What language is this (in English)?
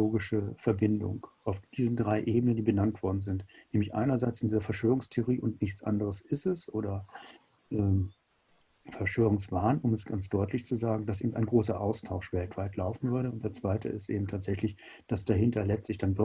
German